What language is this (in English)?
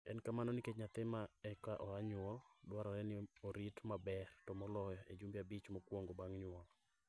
Luo (Kenya and Tanzania)